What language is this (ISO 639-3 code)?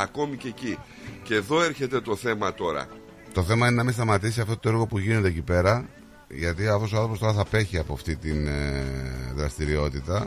ell